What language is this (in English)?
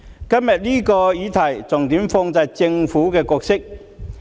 Cantonese